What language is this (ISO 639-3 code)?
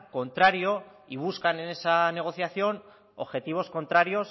spa